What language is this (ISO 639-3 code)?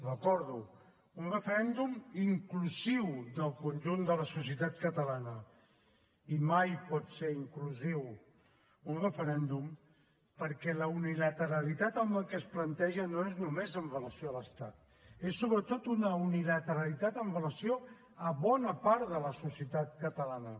cat